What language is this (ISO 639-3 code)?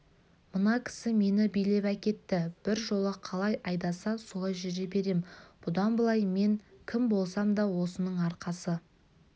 kaz